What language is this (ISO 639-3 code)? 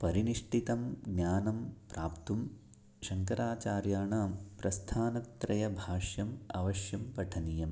san